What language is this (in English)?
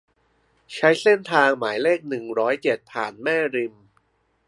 Thai